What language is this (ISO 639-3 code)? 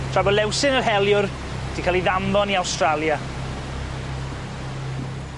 cym